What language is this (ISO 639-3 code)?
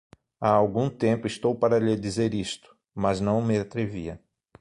por